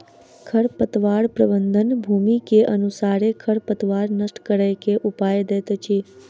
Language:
Maithili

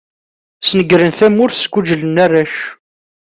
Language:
Kabyle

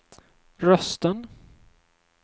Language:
Swedish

